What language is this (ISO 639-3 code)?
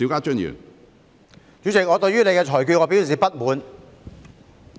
yue